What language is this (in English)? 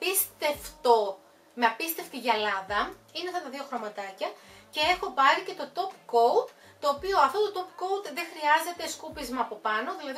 Greek